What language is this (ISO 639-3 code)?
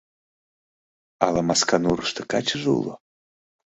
chm